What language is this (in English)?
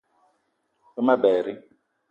Eton (Cameroon)